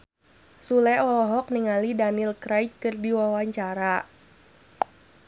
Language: Sundanese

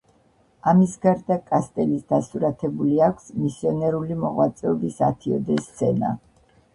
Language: Georgian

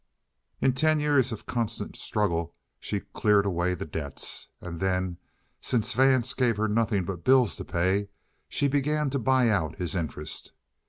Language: English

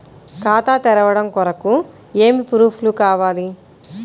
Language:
Telugu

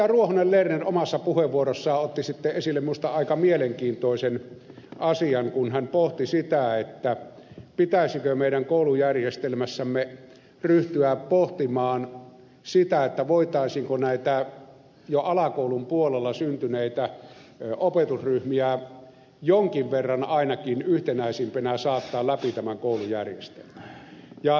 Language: Finnish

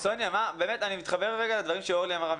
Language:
Hebrew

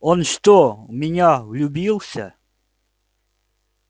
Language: Russian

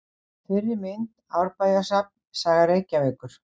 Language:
Icelandic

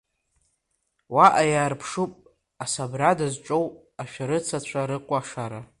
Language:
Abkhazian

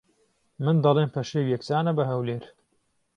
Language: Central Kurdish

